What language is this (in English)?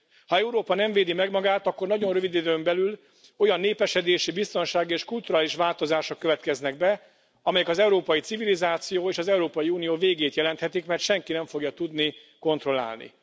Hungarian